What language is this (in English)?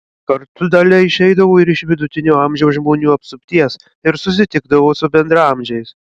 Lithuanian